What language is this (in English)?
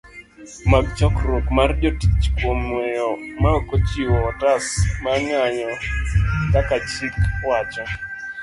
Luo (Kenya and Tanzania)